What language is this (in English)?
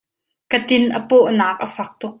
Hakha Chin